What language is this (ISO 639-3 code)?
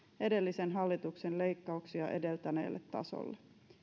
fin